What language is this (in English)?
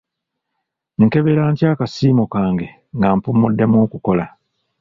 Ganda